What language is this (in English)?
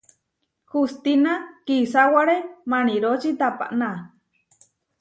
Huarijio